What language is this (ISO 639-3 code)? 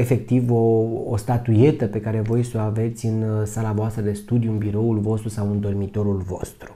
ron